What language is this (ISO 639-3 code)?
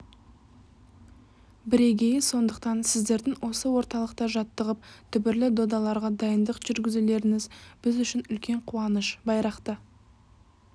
kaz